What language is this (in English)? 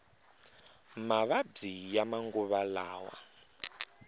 Tsonga